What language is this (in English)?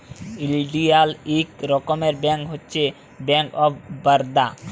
Bangla